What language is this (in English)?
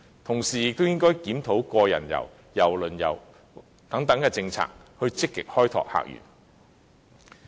Cantonese